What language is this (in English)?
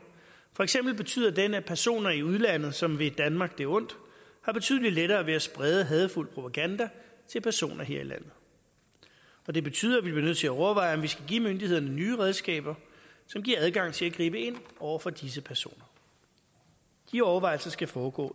Danish